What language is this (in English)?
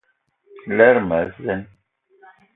Eton (Cameroon)